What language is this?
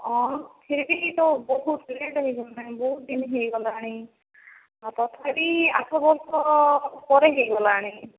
Odia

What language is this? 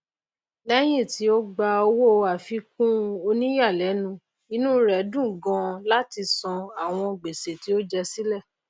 Yoruba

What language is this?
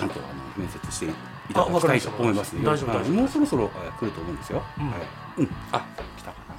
Japanese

